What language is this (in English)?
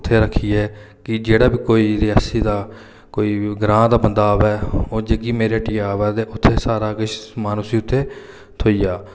Dogri